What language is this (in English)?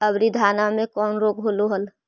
Magahi